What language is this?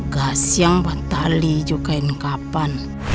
Indonesian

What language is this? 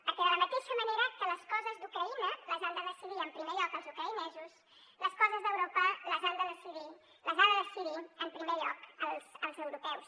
Catalan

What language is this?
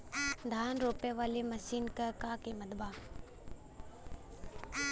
Bhojpuri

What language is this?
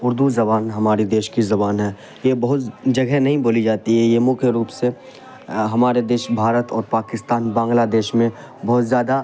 Urdu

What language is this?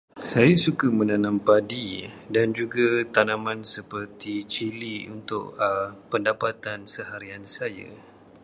Malay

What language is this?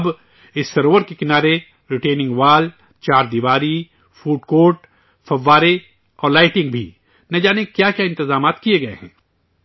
Urdu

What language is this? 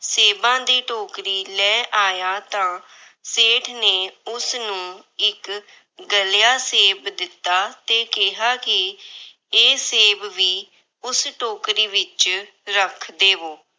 Punjabi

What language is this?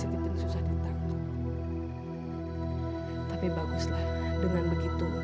Indonesian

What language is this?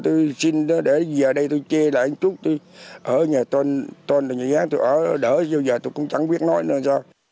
Vietnamese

